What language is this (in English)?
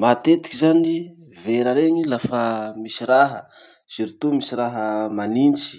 Masikoro Malagasy